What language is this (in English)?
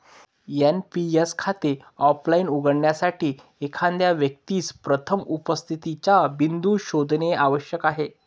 Marathi